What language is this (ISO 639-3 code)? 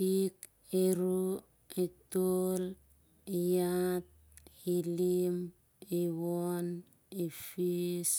sjr